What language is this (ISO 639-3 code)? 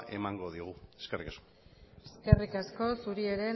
eus